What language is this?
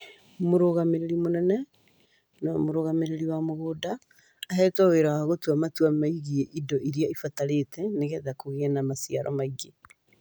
Kikuyu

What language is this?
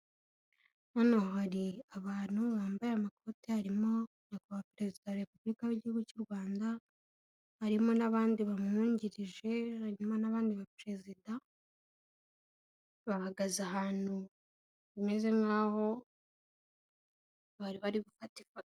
Kinyarwanda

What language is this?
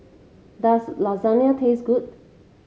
English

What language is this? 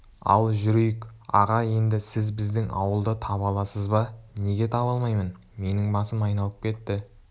Kazakh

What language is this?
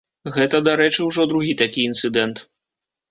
Belarusian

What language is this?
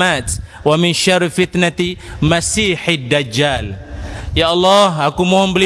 Malay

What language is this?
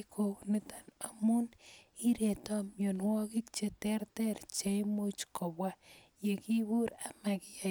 Kalenjin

